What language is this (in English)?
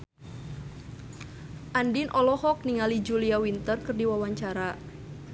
Sundanese